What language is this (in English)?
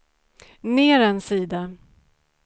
Swedish